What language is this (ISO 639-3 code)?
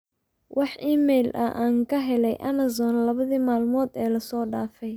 som